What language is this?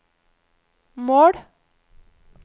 Norwegian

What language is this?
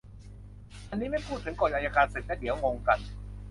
Thai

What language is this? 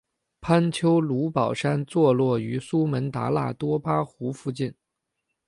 Chinese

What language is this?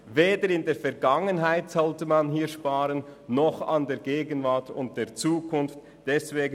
Swiss German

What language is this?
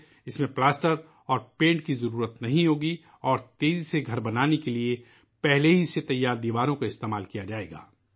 Urdu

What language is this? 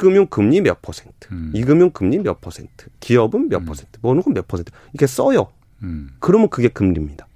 Korean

